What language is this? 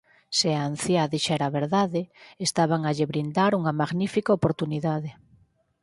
Galician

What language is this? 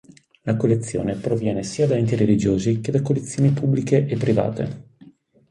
Italian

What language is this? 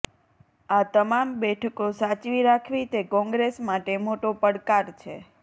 Gujarati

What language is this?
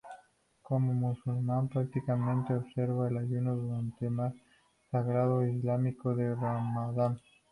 Spanish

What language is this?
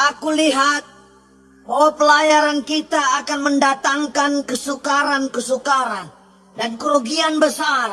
Indonesian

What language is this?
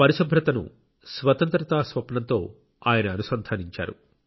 Telugu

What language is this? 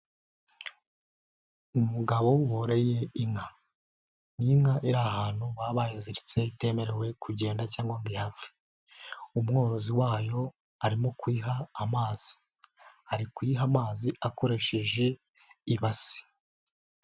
Kinyarwanda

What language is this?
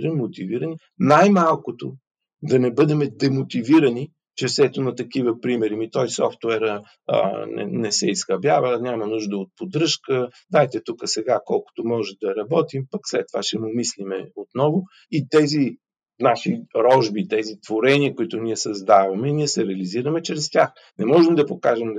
Bulgarian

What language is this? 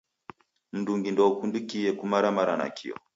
Taita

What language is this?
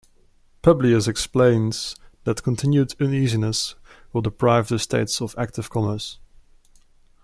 English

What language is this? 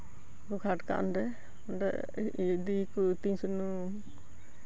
Santali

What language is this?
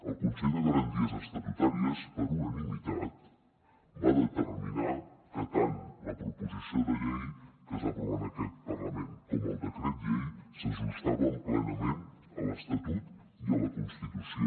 Catalan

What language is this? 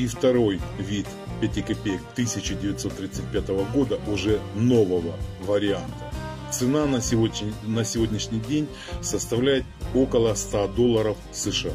Russian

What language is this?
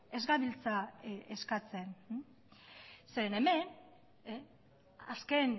Basque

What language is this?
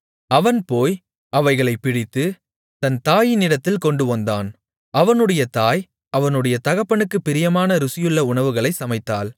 Tamil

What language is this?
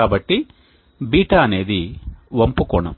Telugu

